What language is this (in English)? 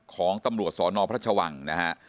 Thai